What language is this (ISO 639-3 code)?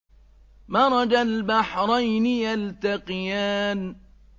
ara